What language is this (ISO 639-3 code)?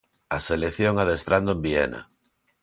glg